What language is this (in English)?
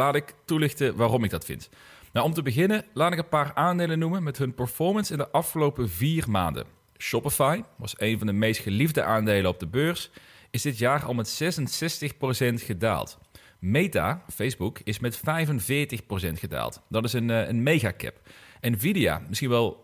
Dutch